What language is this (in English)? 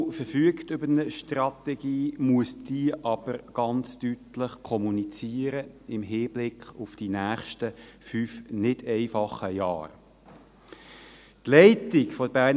Swiss German